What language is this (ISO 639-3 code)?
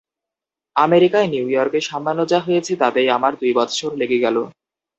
ben